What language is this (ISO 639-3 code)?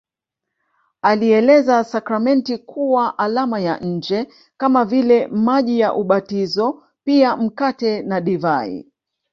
swa